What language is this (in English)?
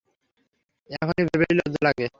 Bangla